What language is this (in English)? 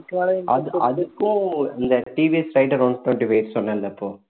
Tamil